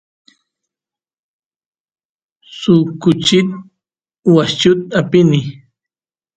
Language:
Santiago del Estero Quichua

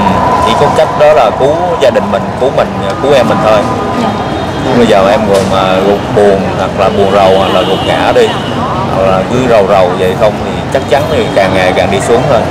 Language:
Vietnamese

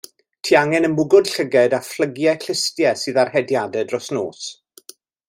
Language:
Welsh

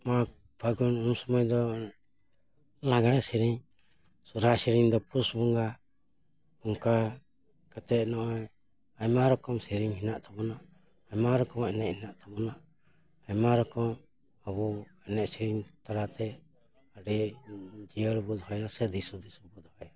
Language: Santali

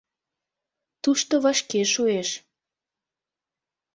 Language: Mari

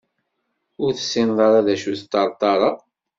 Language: Kabyle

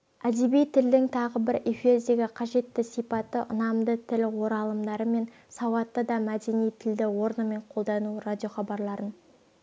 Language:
Kazakh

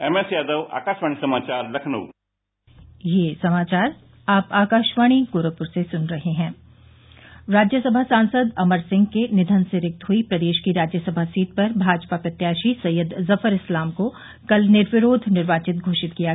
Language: Hindi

